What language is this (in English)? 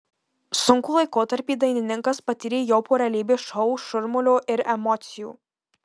Lithuanian